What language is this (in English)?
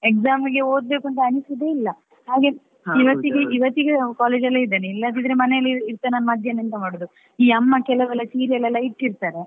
Kannada